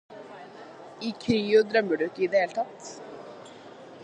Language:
Norwegian Bokmål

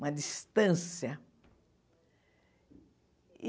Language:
Portuguese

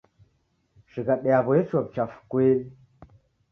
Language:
Taita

